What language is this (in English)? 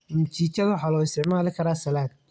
Somali